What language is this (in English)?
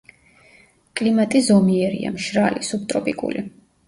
Georgian